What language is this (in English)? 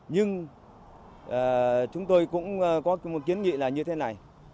Vietnamese